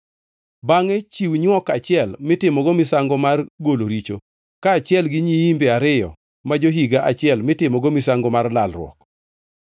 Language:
Luo (Kenya and Tanzania)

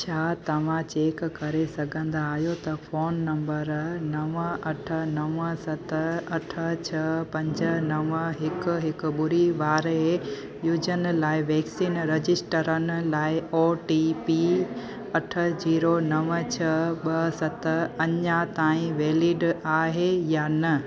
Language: Sindhi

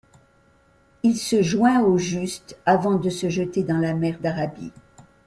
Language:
French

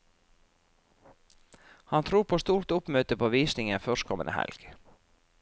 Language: Norwegian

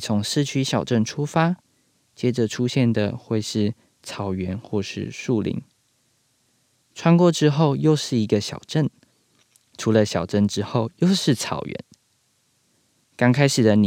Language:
Chinese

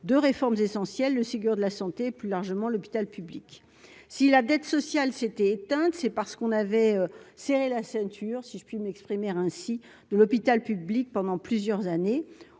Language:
French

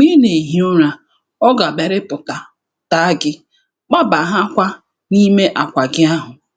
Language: Igbo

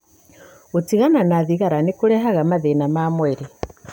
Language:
Kikuyu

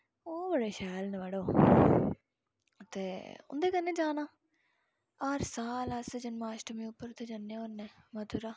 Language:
Dogri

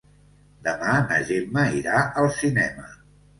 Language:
Catalan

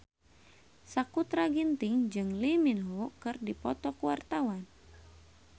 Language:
Sundanese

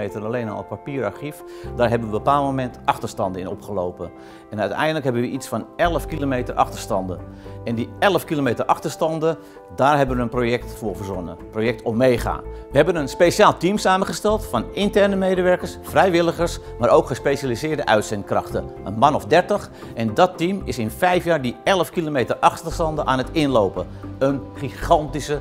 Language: Dutch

